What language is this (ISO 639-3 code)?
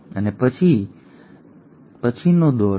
guj